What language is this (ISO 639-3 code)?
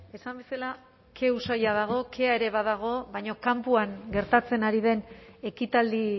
eus